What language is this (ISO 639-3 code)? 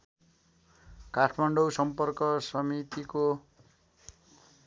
nep